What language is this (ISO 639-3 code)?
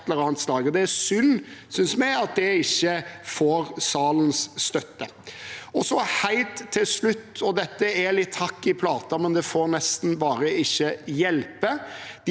nor